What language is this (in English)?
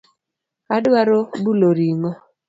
Luo (Kenya and Tanzania)